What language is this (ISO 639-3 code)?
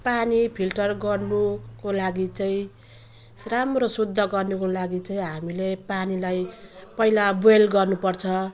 nep